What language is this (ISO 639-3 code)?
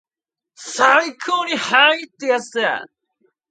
jpn